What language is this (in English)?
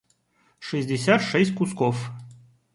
Russian